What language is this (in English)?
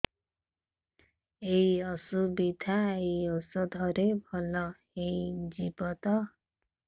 Odia